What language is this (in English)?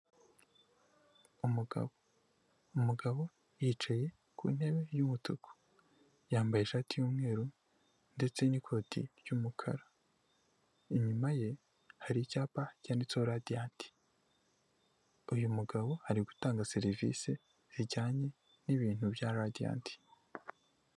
Kinyarwanda